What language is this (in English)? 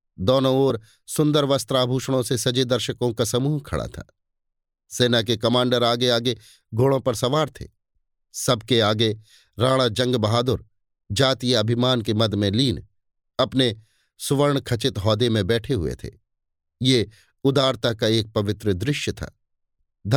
Hindi